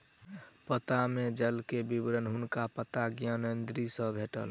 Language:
Maithili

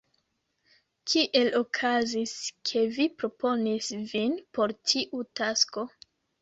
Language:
Esperanto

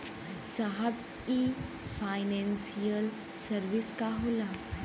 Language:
Bhojpuri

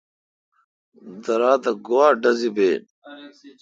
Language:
Kalkoti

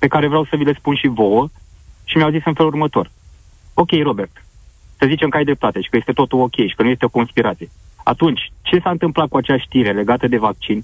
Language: Romanian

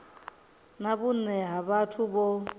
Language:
Venda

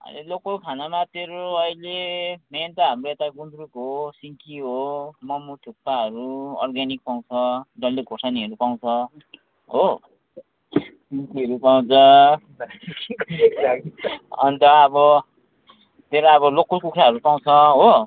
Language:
Nepali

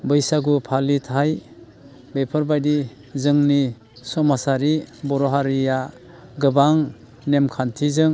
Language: Bodo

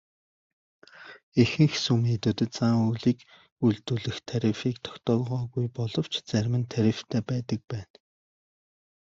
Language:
Mongolian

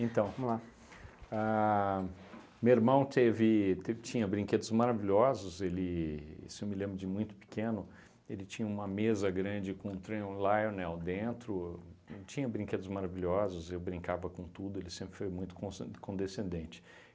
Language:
Portuguese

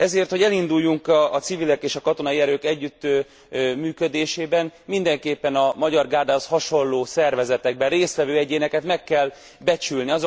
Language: Hungarian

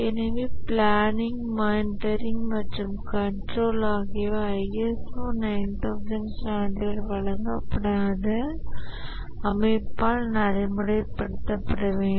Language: Tamil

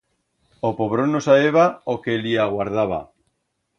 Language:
Aragonese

